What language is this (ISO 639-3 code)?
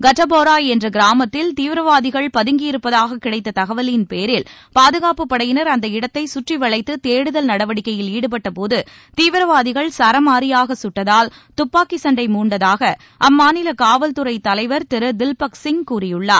tam